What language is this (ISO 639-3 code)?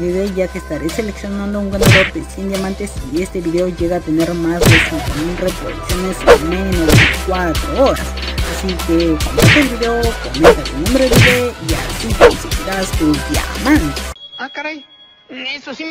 spa